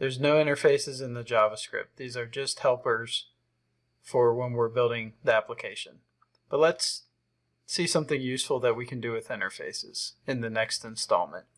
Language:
English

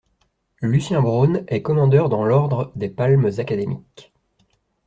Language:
French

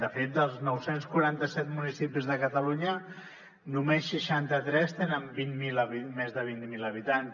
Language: Catalan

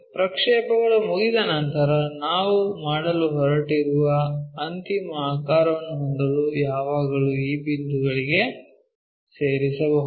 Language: Kannada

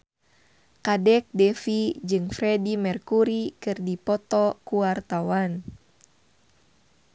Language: Sundanese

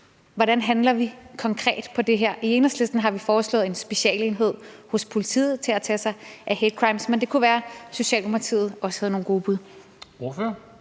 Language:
Danish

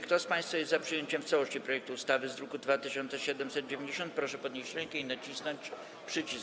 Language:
Polish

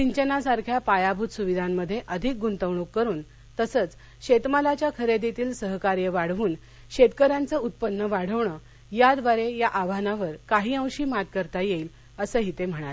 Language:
Marathi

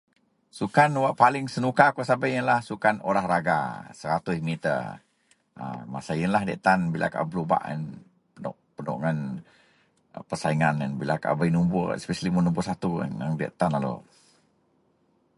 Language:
Central Melanau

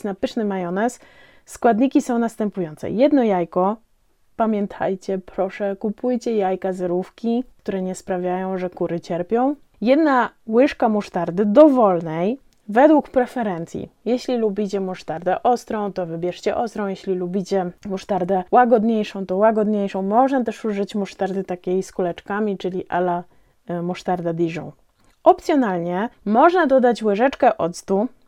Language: Polish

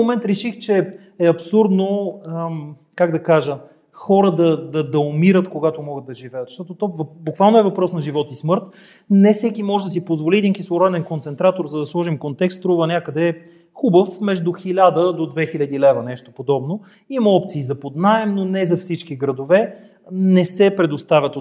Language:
Bulgarian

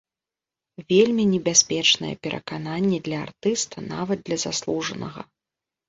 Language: Belarusian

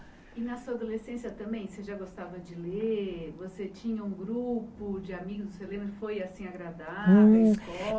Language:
Portuguese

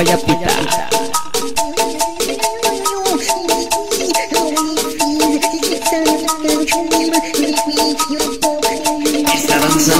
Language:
Spanish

